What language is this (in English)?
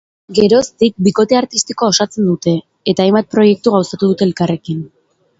Basque